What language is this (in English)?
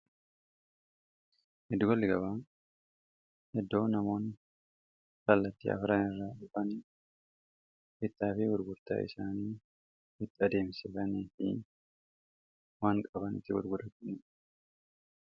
Oromo